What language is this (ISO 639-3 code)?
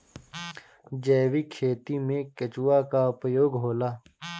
bho